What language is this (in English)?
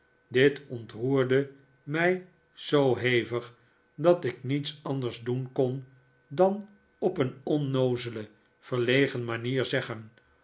Dutch